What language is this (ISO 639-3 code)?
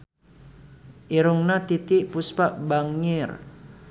sun